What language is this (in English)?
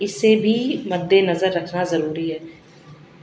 Urdu